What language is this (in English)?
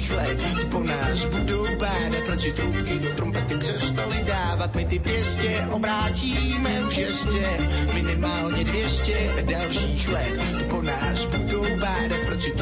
Slovak